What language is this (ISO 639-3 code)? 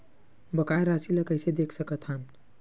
hne